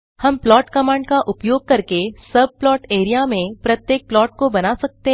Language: Hindi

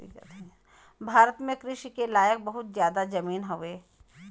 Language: Bhojpuri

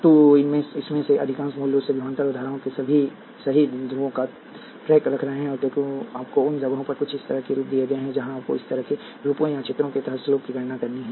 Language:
Hindi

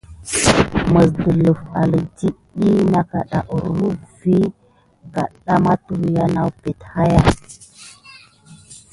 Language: Gidar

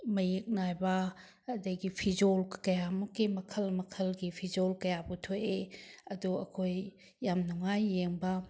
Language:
Manipuri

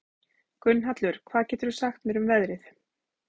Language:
Icelandic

